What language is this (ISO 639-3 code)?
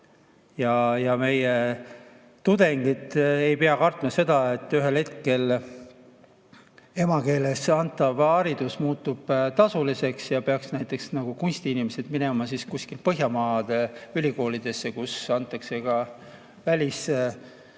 est